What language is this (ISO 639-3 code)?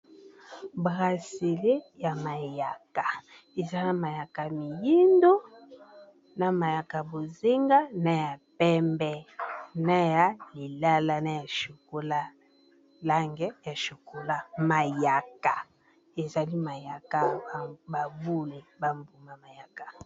lin